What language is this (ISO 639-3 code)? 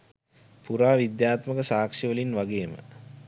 sin